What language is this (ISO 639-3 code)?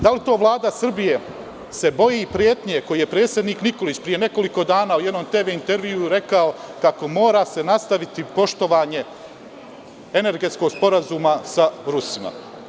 srp